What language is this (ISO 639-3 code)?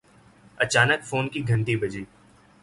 urd